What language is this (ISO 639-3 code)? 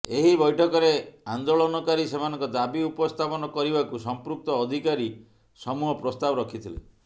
ori